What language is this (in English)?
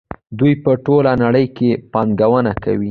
Pashto